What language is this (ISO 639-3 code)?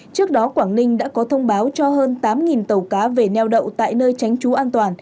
vie